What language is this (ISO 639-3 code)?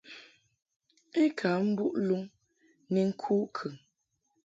mhk